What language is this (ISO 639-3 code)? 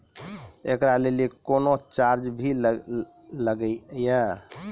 mai